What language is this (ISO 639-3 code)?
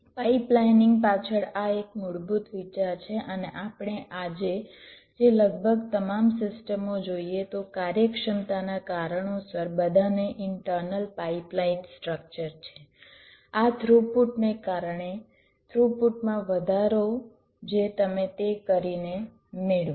guj